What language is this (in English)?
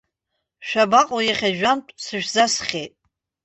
Abkhazian